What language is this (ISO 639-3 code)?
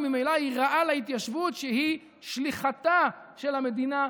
heb